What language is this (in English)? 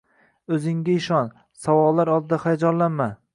Uzbek